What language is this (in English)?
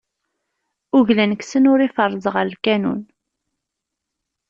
Kabyle